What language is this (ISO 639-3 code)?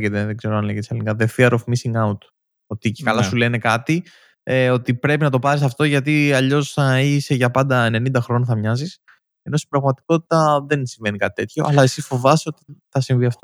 ell